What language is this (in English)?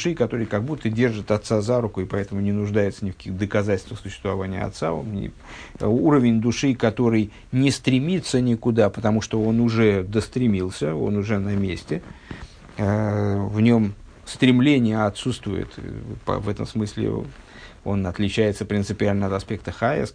Russian